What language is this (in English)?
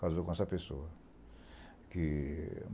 Portuguese